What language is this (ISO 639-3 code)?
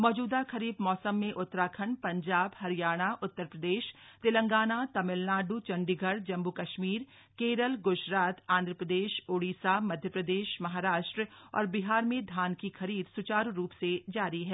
hin